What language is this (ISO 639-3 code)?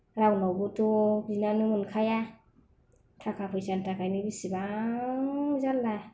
brx